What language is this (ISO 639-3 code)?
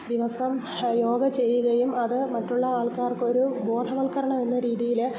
mal